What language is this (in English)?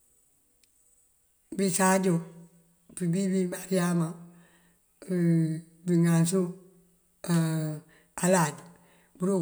Mandjak